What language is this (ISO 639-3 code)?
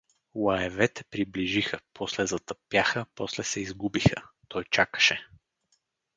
bul